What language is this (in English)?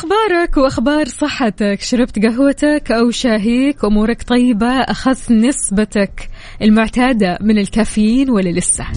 Arabic